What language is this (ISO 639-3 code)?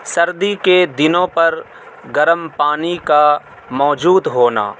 urd